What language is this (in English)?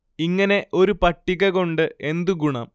Malayalam